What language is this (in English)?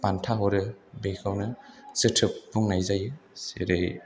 Bodo